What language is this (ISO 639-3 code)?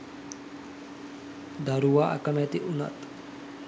sin